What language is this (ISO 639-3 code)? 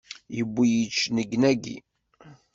kab